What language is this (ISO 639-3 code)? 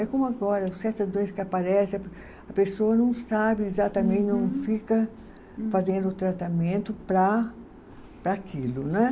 por